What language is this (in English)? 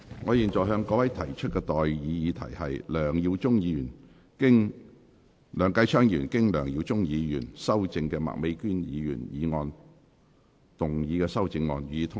Cantonese